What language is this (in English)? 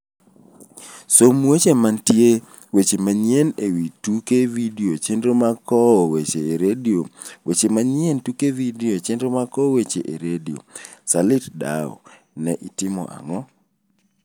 Luo (Kenya and Tanzania)